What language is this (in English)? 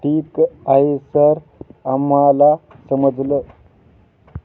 Marathi